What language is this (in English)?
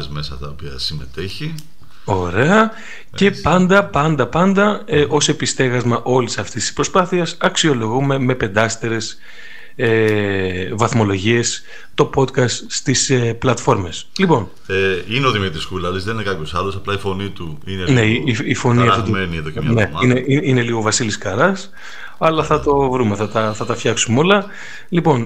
Greek